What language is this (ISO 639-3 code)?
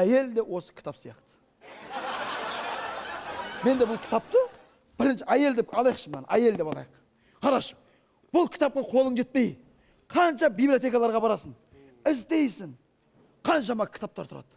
tur